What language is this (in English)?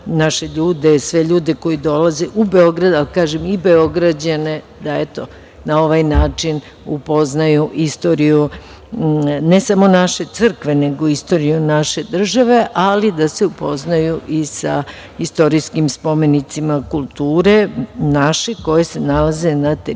Serbian